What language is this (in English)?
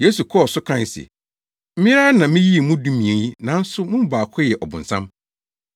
Akan